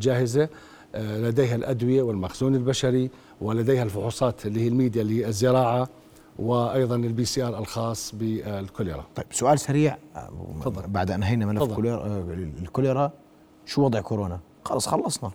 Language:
Arabic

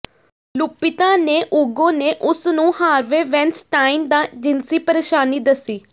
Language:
Punjabi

